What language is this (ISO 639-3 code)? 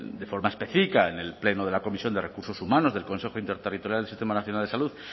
spa